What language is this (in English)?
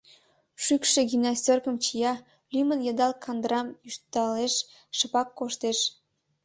Mari